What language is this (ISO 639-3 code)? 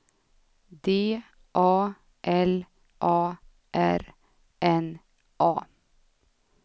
swe